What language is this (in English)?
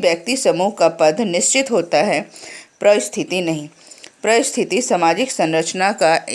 Hindi